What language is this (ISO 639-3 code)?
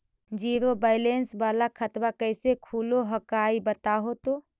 mag